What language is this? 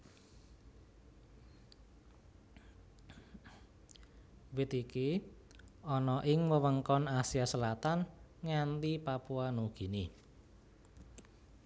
Javanese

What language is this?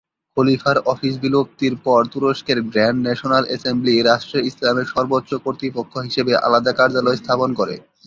Bangla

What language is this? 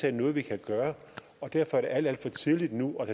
Danish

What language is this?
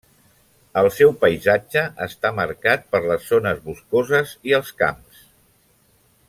Catalan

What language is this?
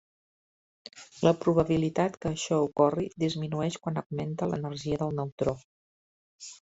Catalan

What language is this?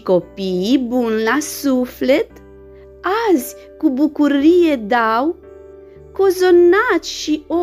Romanian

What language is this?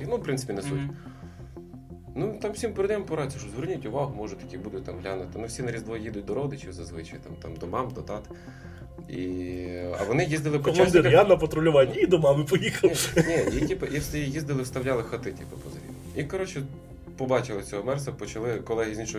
Ukrainian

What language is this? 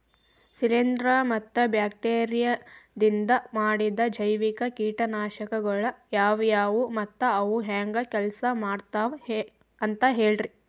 Kannada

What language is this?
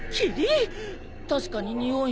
Japanese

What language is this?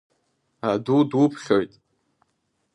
Abkhazian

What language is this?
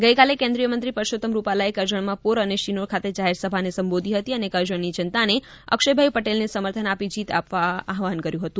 Gujarati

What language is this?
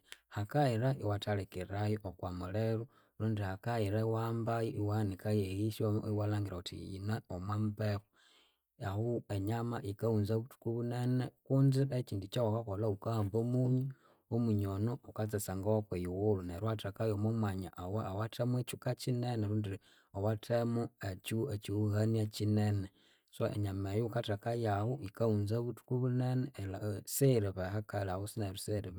Konzo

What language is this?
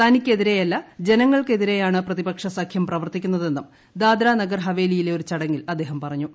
Malayalam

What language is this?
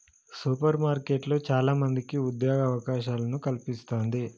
Telugu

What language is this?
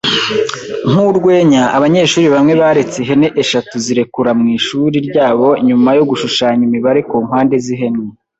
Kinyarwanda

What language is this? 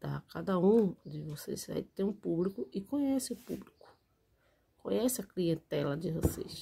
Portuguese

